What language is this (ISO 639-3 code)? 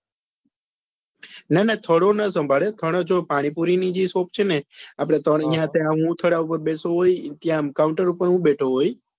guj